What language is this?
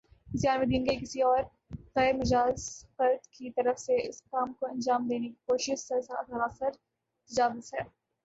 Urdu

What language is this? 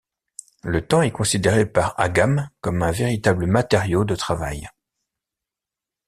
French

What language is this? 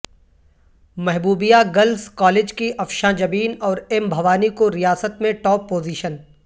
Urdu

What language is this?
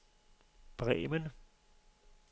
Danish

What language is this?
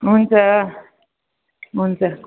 Nepali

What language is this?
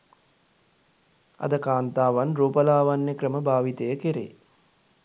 Sinhala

